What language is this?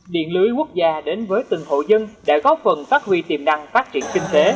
Vietnamese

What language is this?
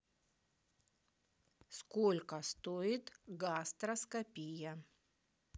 Russian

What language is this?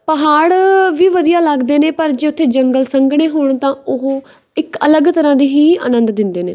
Punjabi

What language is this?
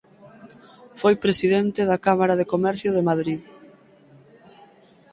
Galician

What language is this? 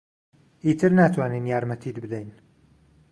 Central Kurdish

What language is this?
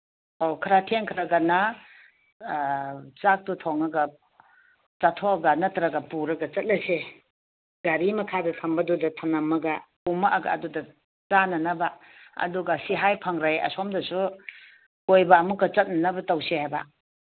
Manipuri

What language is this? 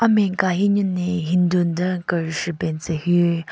Southern Rengma Naga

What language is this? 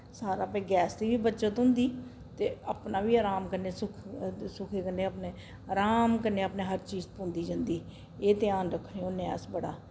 Dogri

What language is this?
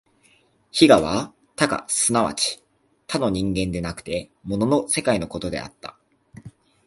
Japanese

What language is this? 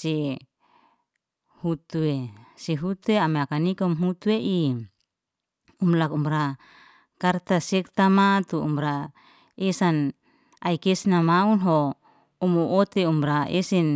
Liana-Seti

